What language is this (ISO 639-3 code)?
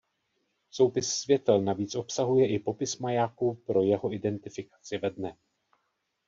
ces